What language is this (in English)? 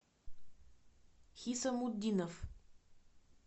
Russian